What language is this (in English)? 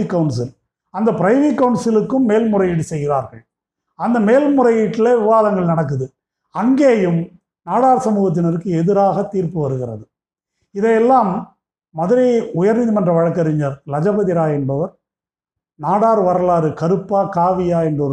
Tamil